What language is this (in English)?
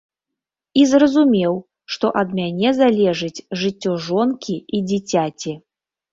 Belarusian